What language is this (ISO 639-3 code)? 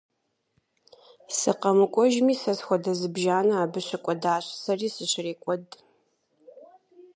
kbd